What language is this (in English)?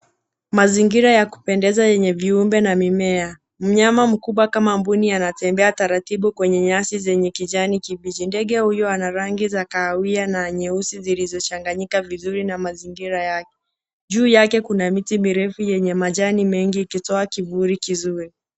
Swahili